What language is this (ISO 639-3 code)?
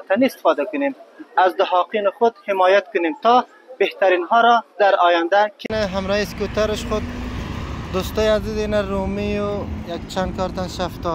fas